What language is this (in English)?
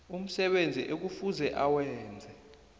South Ndebele